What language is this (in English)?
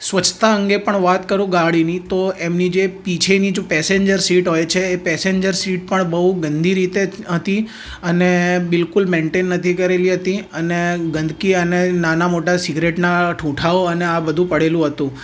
Gujarati